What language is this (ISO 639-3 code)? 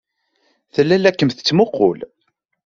kab